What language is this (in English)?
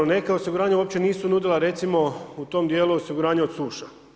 Croatian